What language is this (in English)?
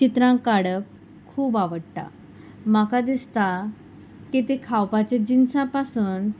Konkani